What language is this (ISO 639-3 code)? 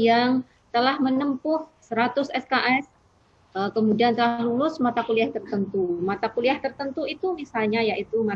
ind